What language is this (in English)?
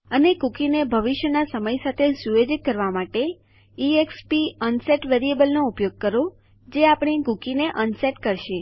Gujarati